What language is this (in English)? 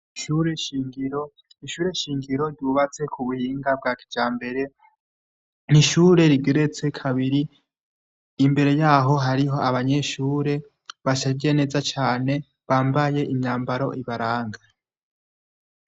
Rundi